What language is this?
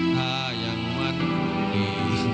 Thai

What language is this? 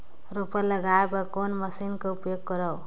Chhattisgarhi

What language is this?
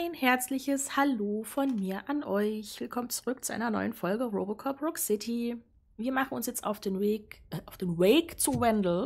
German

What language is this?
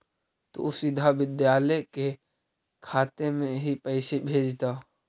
Magahi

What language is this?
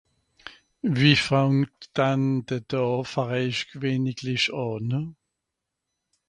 Swiss German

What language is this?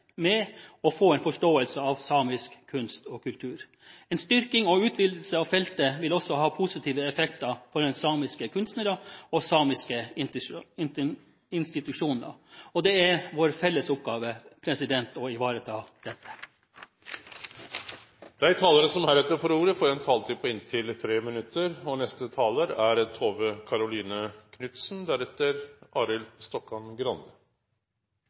Norwegian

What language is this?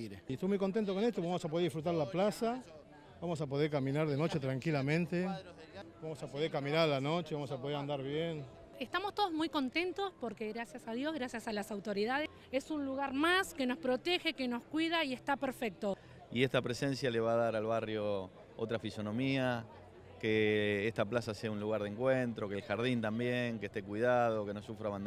Spanish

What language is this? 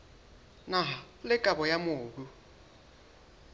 Southern Sotho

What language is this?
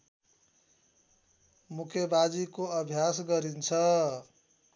Nepali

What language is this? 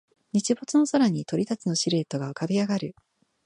Japanese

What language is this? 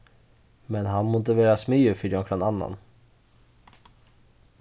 Faroese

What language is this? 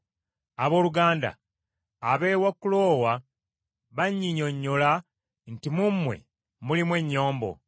Ganda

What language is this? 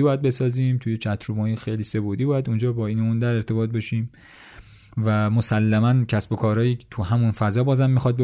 Persian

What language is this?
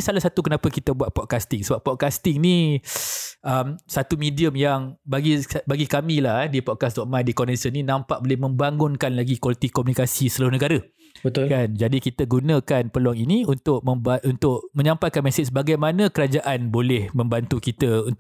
Malay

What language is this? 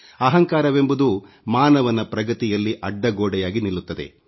Kannada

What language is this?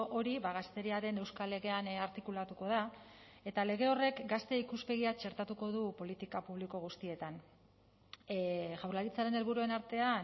Basque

